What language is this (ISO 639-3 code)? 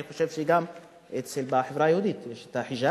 heb